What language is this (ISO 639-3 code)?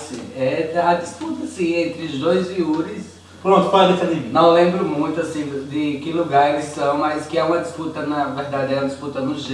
por